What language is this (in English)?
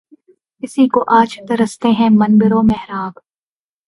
Urdu